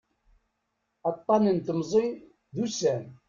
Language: Kabyle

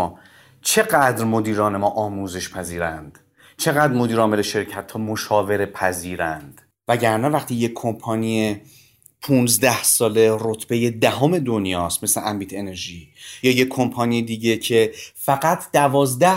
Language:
Persian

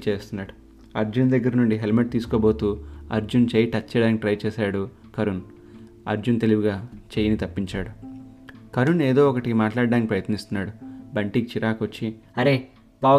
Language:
Telugu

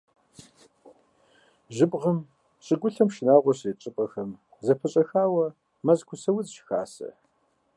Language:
Kabardian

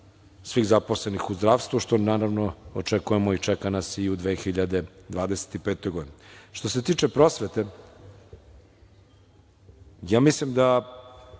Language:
Serbian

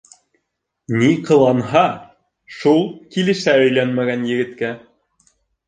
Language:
Bashkir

